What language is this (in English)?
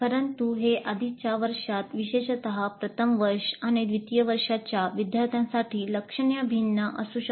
Marathi